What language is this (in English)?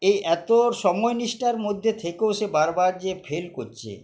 Bangla